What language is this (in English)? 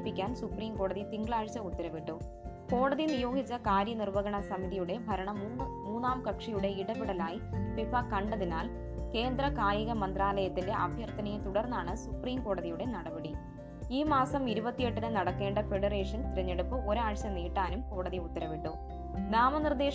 Malayalam